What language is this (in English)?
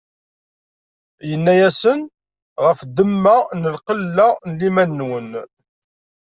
Kabyle